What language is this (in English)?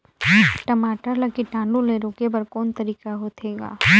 Chhattisgarhi